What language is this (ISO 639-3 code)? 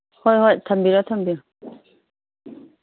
mni